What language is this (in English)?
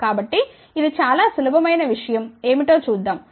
Telugu